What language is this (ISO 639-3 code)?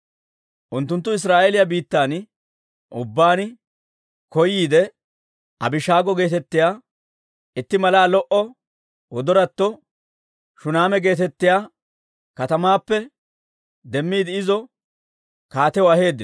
dwr